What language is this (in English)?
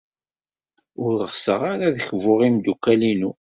Kabyle